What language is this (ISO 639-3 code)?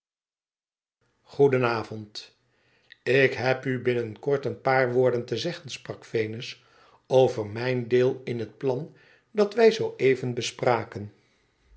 nld